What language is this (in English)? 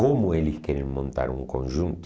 Portuguese